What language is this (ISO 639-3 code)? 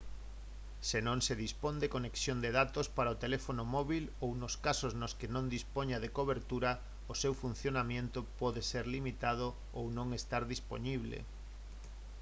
glg